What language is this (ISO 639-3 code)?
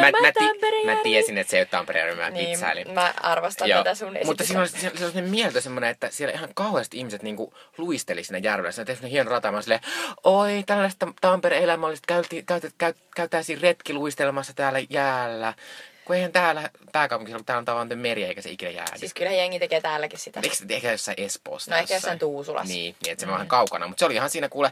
fin